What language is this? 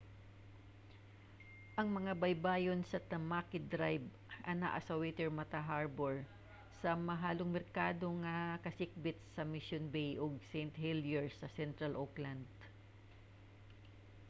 Cebuano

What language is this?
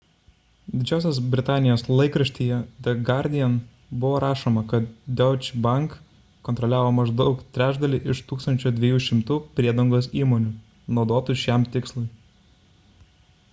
Lithuanian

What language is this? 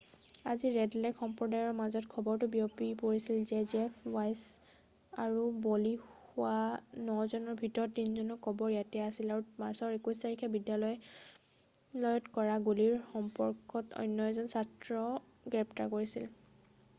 Assamese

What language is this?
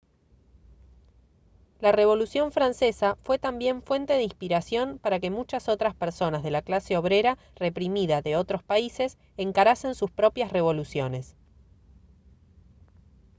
Spanish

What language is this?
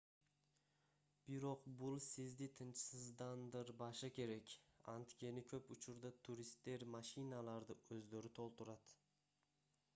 Kyrgyz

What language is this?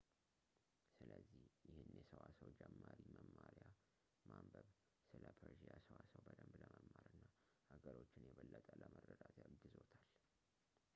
Amharic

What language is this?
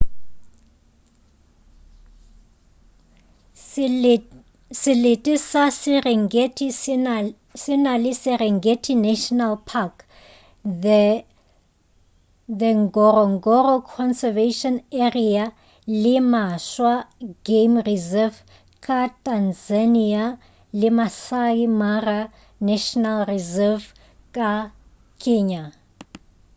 Northern Sotho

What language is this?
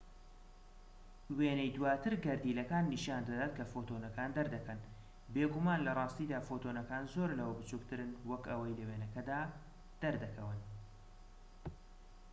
Central Kurdish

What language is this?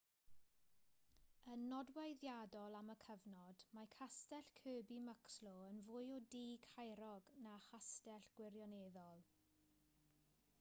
Welsh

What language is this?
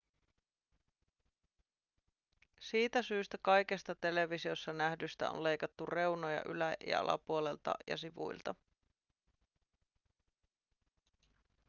Finnish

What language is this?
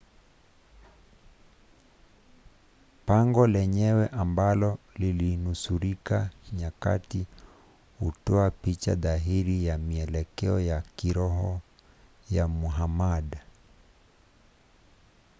Swahili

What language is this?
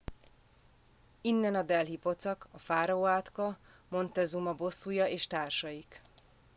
Hungarian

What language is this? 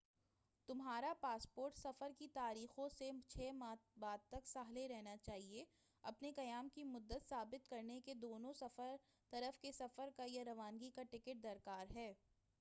Urdu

